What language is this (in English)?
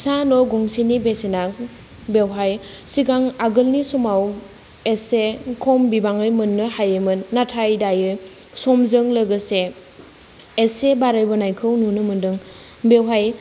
Bodo